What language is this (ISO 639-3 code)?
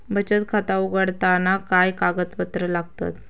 mar